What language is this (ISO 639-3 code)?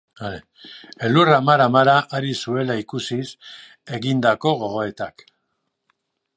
eus